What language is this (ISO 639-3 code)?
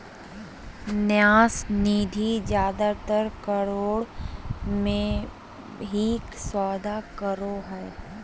mag